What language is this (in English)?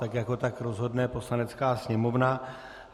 Czech